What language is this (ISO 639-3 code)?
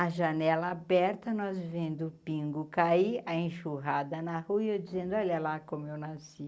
por